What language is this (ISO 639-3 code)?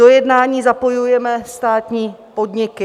ces